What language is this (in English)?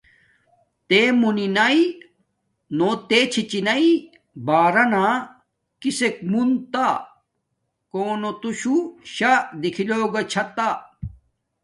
Domaaki